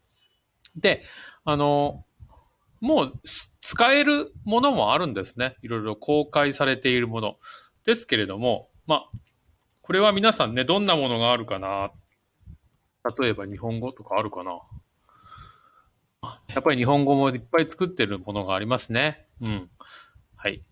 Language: Japanese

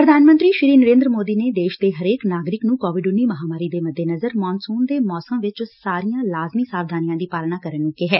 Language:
Punjabi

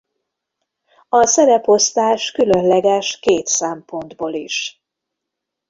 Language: Hungarian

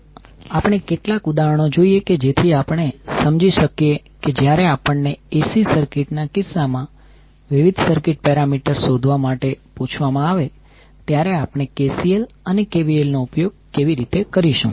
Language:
Gujarati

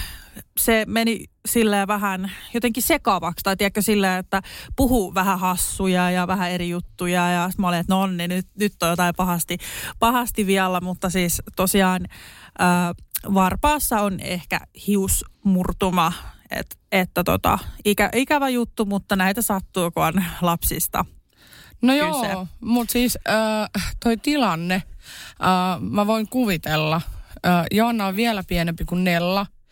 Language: Finnish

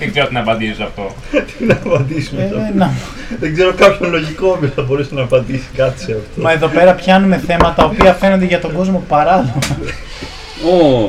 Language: Greek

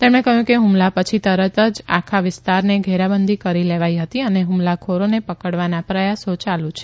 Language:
Gujarati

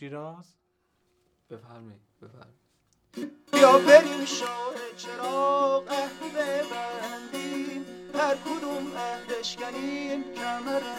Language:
Persian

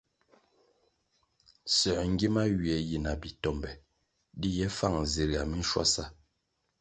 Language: Kwasio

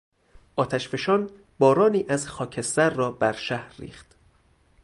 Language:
Persian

